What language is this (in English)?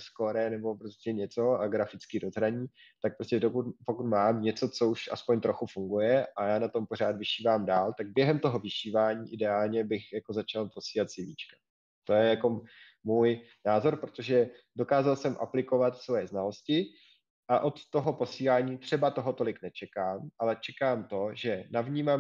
Czech